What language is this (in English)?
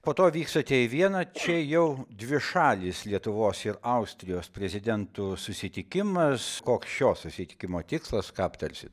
Lithuanian